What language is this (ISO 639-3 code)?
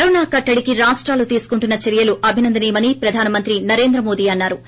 tel